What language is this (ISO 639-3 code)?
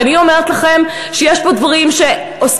heb